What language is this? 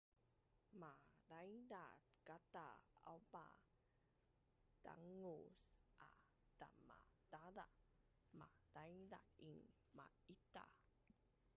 Bunun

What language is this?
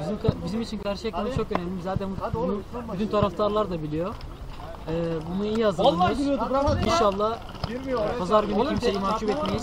Turkish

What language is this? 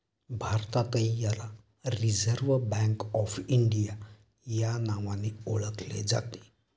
Marathi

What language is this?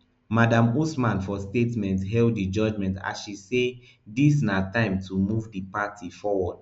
Nigerian Pidgin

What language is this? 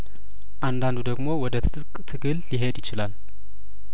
Amharic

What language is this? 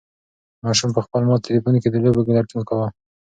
Pashto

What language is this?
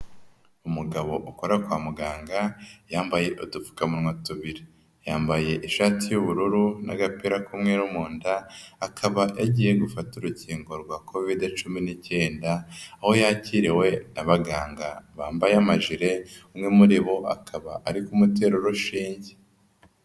Kinyarwanda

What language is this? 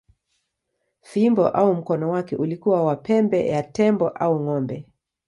Swahili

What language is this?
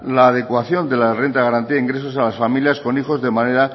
Spanish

